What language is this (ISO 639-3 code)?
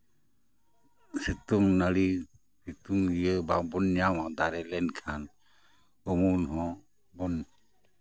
sat